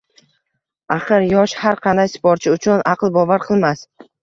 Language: Uzbek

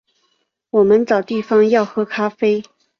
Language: Chinese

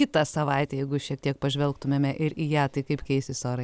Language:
Lithuanian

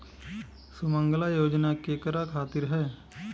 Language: Bhojpuri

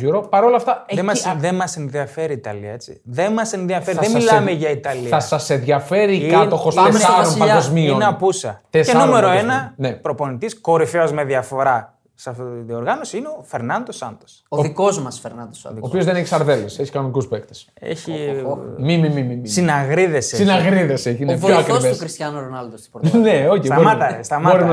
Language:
Greek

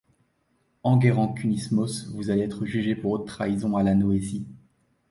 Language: French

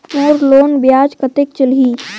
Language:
Chhattisgarhi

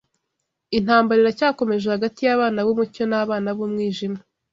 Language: Kinyarwanda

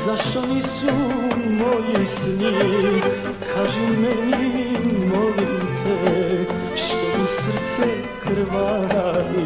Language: Romanian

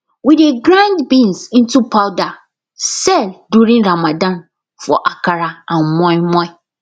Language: Nigerian Pidgin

